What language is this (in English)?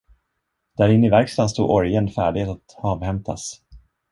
Swedish